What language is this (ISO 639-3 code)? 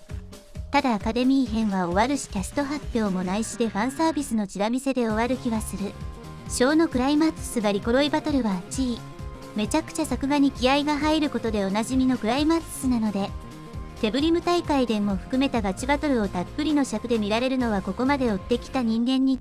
jpn